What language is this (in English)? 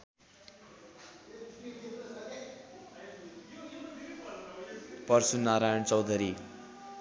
Nepali